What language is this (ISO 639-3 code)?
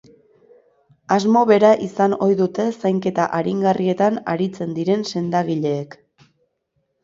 eus